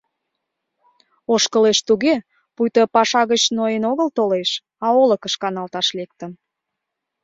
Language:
Mari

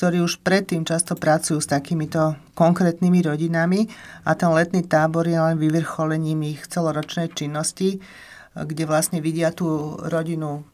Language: Slovak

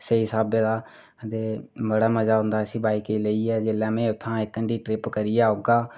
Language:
Dogri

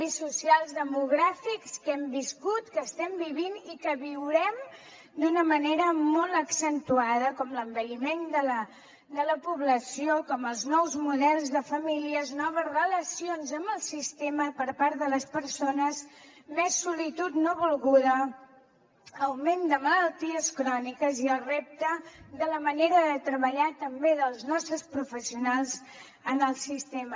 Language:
Catalan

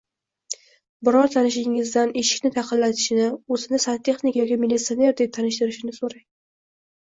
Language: Uzbek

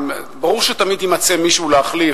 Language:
Hebrew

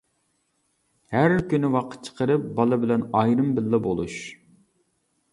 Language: Uyghur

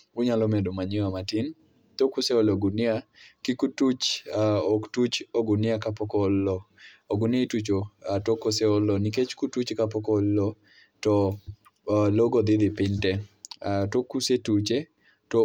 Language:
Luo (Kenya and Tanzania)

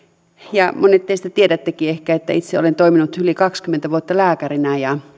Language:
Finnish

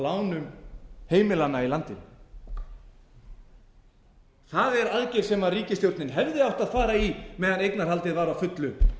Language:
Icelandic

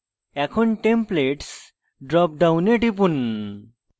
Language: Bangla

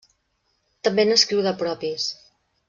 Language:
Catalan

